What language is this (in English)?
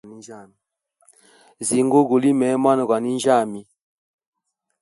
Hemba